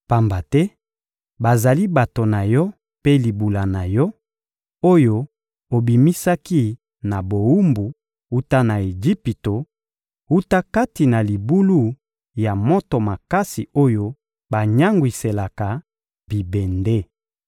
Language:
Lingala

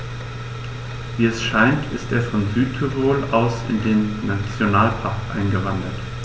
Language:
German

